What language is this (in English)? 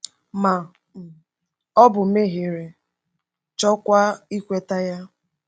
Igbo